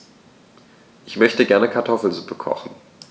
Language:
German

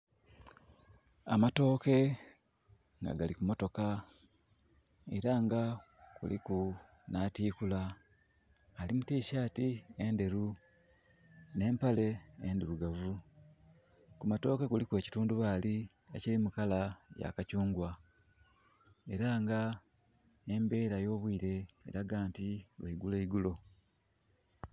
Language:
Soga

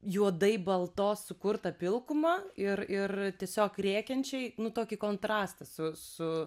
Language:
Lithuanian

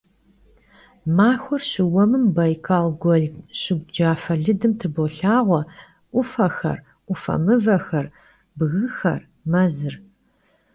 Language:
Kabardian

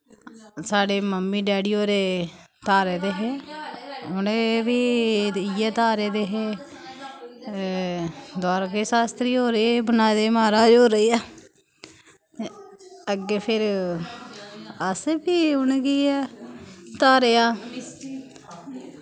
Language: Dogri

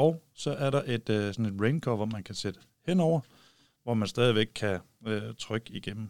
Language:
Danish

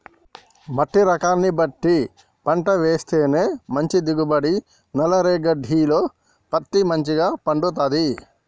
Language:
Telugu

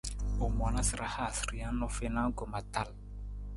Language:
Nawdm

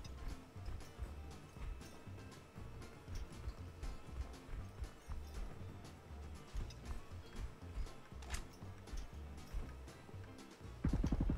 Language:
Indonesian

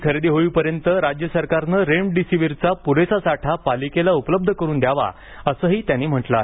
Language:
Marathi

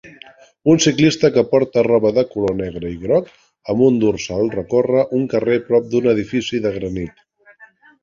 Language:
Catalan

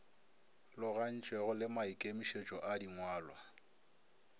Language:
Northern Sotho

